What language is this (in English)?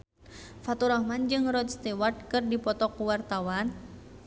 Sundanese